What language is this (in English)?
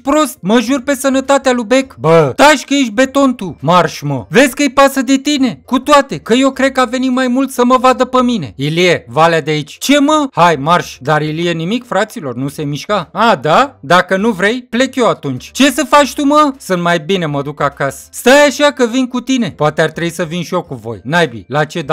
Romanian